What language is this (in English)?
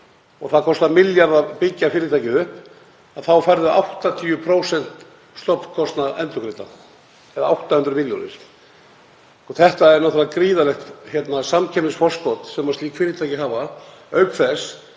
Icelandic